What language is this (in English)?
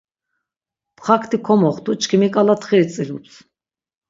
Laz